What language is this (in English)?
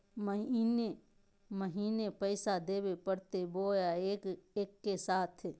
Magahi